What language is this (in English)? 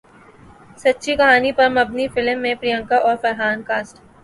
Urdu